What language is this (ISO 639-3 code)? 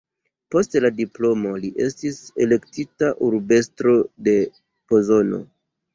epo